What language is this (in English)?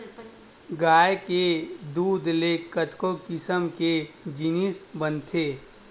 Chhattisgarhi